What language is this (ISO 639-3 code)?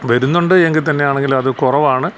mal